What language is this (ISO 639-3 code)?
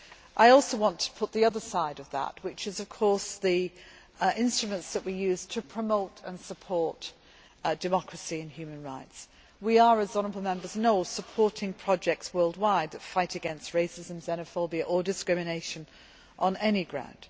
eng